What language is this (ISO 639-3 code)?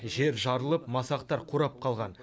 kaz